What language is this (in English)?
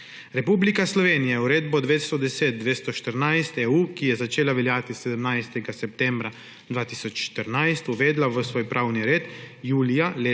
Slovenian